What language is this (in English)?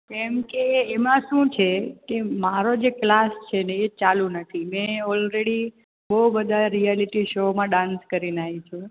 Gujarati